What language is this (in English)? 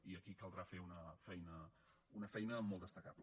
Catalan